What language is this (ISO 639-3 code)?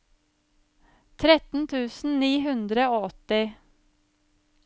nor